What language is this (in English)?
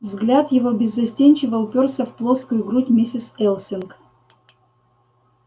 Russian